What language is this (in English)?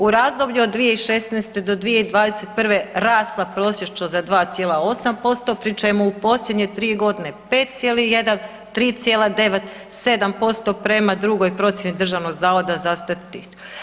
Croatian